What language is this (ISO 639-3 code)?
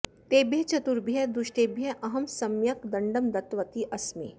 san